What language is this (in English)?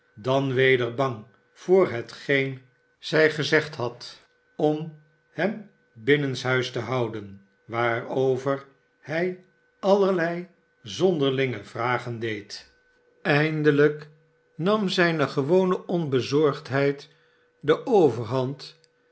Dutch